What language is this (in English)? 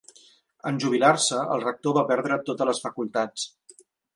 Catalan